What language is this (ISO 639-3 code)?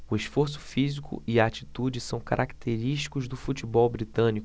por